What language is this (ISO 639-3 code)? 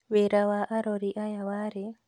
kik